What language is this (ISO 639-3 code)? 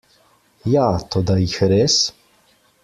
slv